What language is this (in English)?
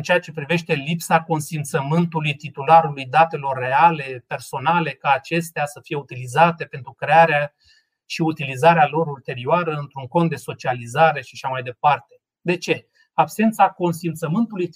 Romanian